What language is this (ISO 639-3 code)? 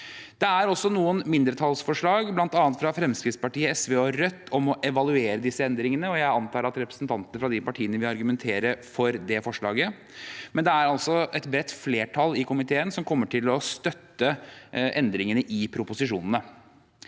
nor